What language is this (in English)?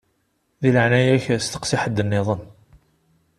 Kabyle